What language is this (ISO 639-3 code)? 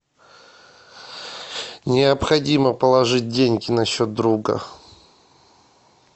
rus